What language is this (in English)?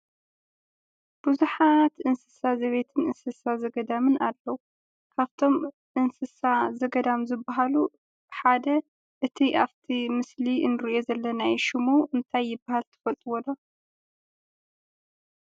Tigrinya